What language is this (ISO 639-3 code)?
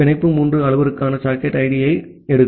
tam